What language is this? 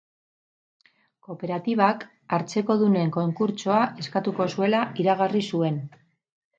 Basque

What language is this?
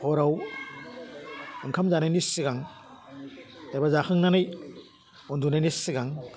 Bodo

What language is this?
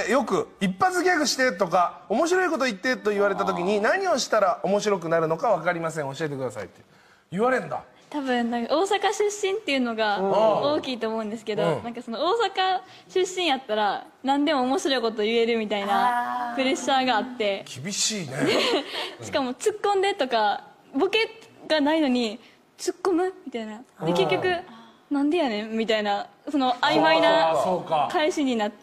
Japanese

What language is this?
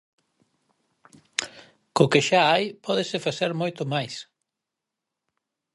Galician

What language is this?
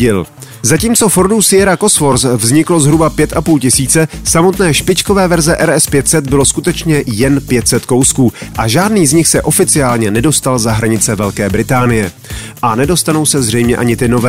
Czech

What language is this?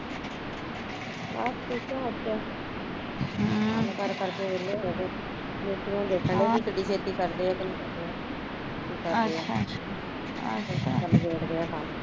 Punjabi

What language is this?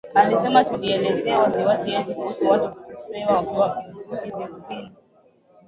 Swahili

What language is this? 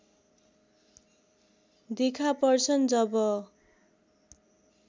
Nepali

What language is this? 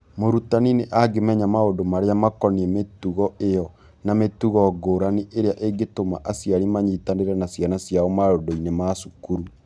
Kikuyu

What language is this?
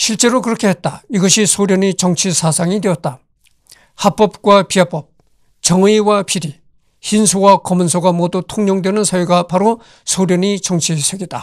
Korean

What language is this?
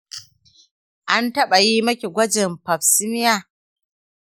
Hausa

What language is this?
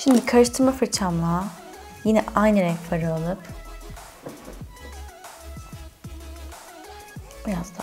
Turkish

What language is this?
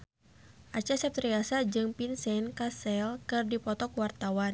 Sundanese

